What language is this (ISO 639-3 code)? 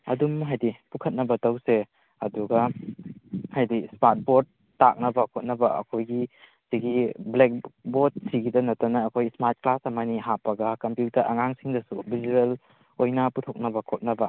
mni